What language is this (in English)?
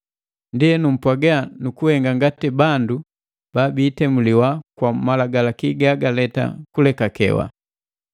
Matengo